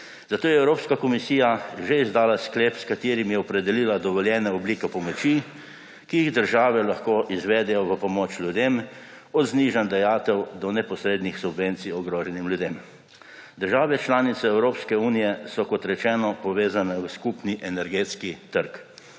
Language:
Slovenian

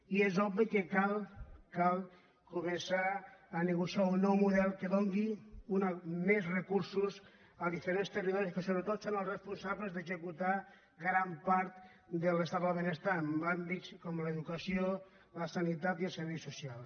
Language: Catalan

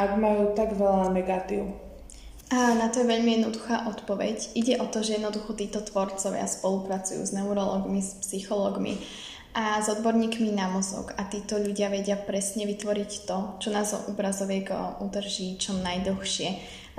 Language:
Slovak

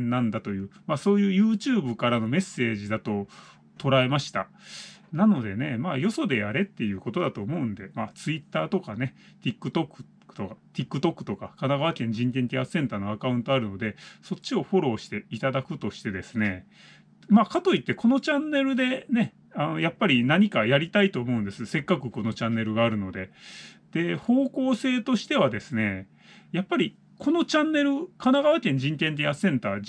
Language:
Japanese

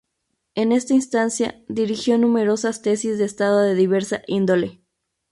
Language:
Spanish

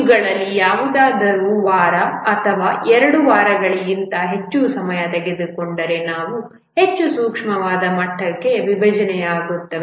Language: Kannada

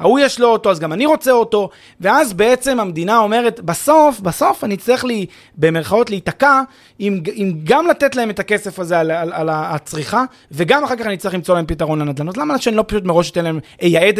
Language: Hebrew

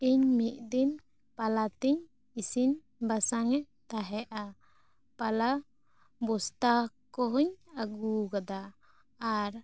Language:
Santali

